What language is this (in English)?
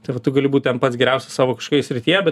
Lithuanian